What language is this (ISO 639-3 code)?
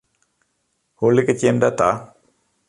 fry